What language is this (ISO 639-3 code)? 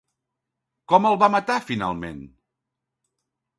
cat